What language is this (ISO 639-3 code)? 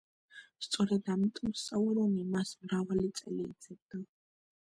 kat